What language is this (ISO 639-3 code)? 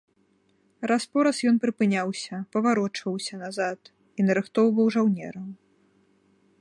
bel